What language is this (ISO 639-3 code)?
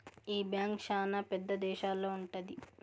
tel